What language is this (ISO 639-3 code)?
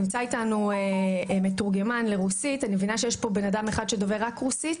heb